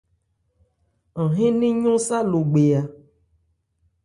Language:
Ebrié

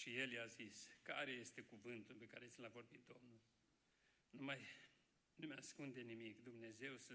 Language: Romanian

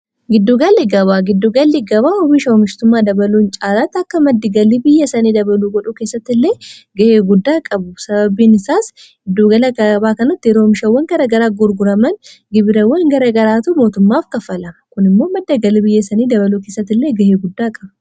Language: Oromo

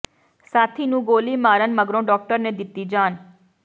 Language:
Punjabi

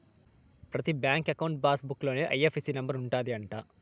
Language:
Telugu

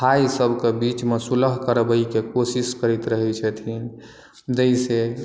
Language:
Maithili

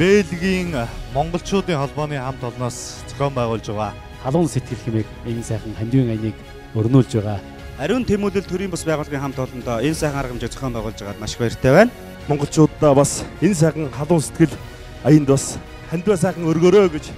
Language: Korean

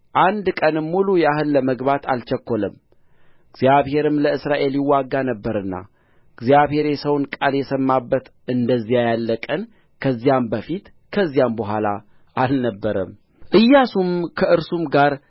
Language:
Amharic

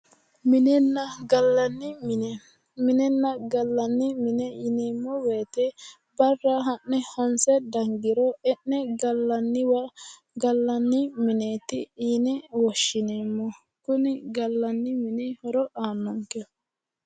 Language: Sidamo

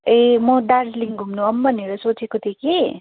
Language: Nepali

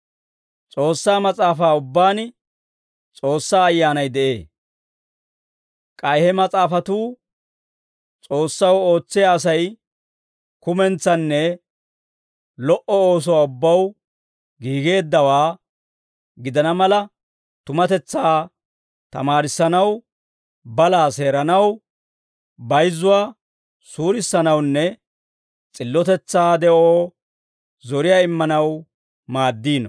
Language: Dawro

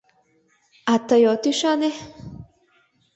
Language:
Mari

